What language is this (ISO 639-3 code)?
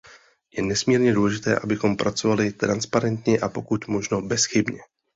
ces